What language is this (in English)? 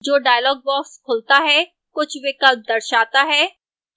Hindi